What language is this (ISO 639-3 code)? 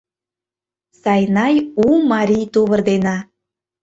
chm